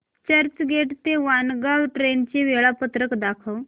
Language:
Marathi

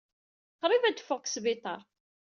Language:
Kabyle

